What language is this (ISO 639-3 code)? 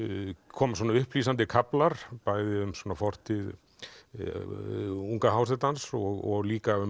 isl